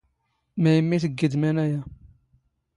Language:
Standard Moroccan Tamazight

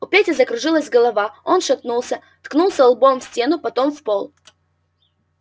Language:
Russian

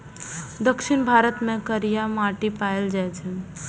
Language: Maithili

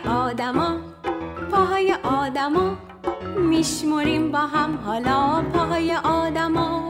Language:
Persian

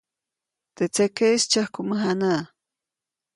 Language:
Copainalá Zoque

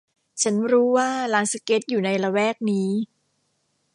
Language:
Thai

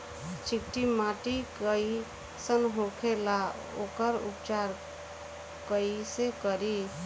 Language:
Bhojpuri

